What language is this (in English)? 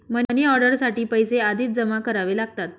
Marathi